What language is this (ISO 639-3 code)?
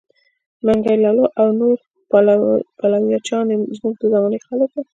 pus